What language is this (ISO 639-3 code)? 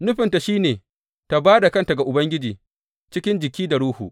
hau